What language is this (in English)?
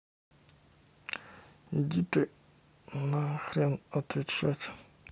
Russian